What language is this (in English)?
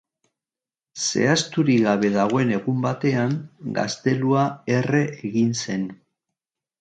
Basque